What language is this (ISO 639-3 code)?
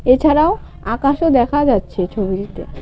ben